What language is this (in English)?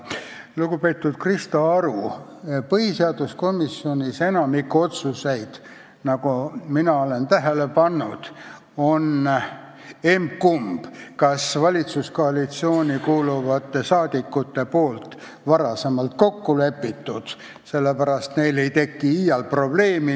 Estonian